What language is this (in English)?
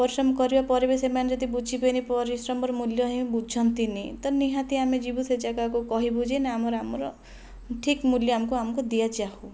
Odia